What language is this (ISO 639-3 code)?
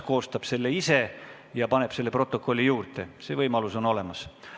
est